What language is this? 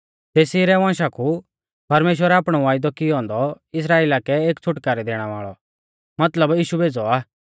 Mahasu Pahari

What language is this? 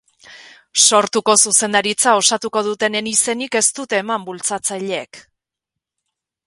Basque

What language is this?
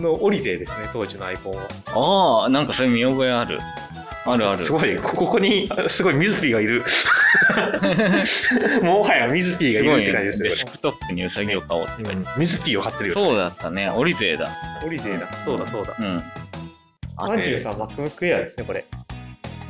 Japanese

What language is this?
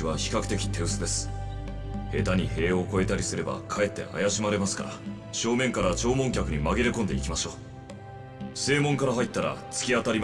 Japanese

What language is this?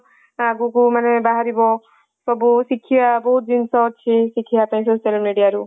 Odia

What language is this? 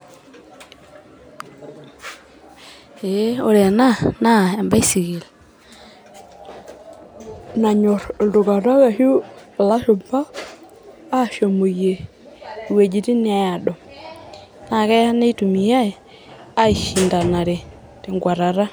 Masai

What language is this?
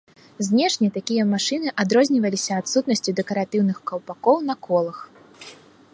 Belarusian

